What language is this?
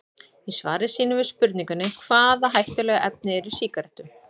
Icelandic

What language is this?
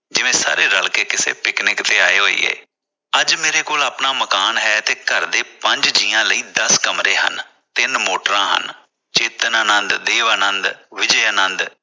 Punjabi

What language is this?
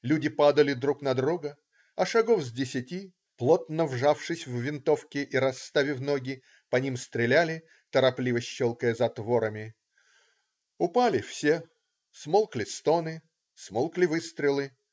Russian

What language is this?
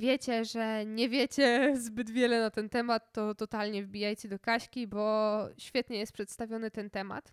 Polish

